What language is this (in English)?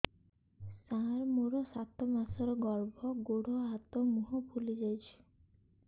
Odia